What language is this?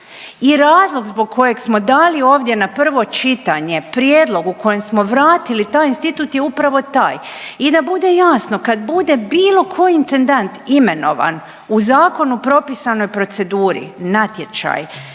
Croatian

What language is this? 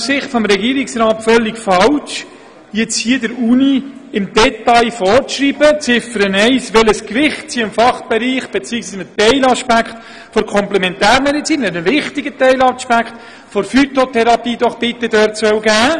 Swiss German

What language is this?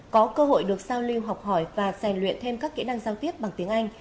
Vietnamese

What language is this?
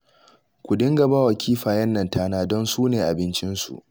Hausa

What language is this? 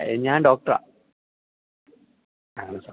Malayalam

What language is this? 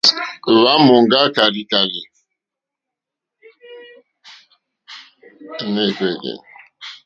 Mokpwe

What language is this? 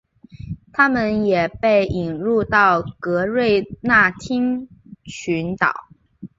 Chinese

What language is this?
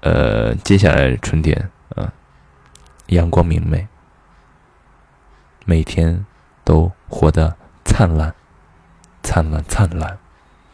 Chinese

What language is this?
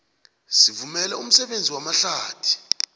South Ndebele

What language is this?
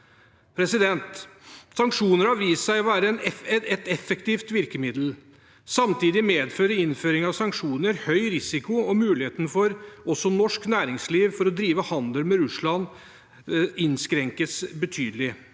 Norwegian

